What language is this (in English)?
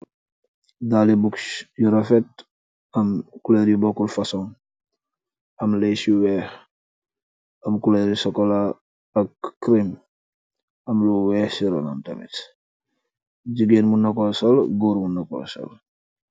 Wolof